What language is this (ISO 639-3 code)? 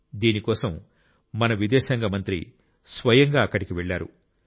tel